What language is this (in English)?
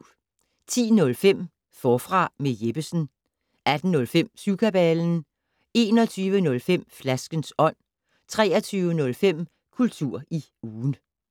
Danish